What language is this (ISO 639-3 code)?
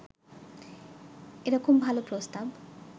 ben